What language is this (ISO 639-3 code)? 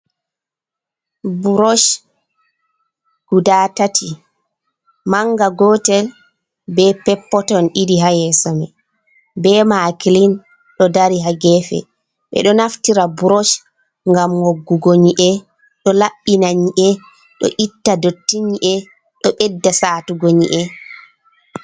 ful